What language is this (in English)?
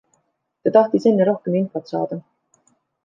Estonian